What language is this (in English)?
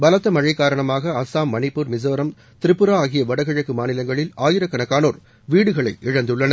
Tamil